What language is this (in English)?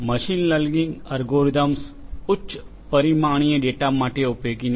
Gujarati